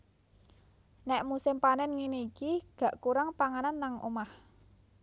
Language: Javanese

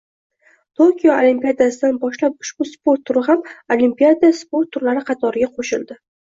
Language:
Uzbek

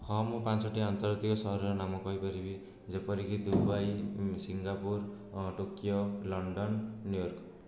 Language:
Odia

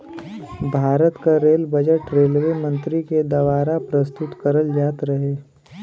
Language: Bhojpuri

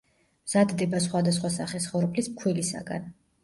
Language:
Georgian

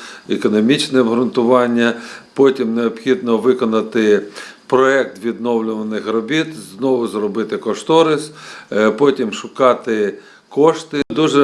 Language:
Ukrainian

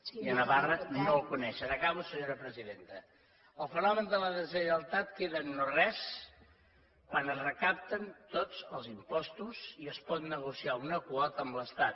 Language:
Catalan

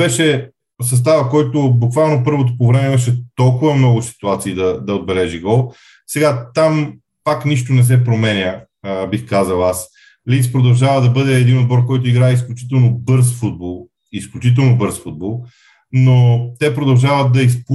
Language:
Bulgarian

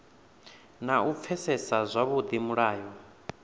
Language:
Venda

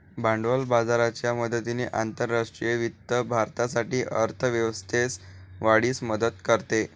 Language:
Marathi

